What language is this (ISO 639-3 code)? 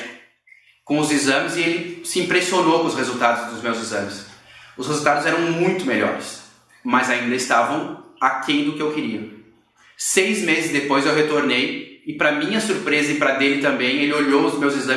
por